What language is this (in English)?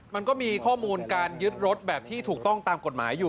Thai